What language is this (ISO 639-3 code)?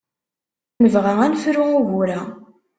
kab